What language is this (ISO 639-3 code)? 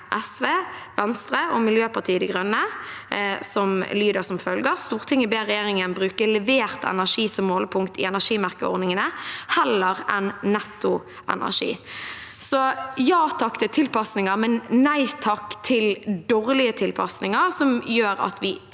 nor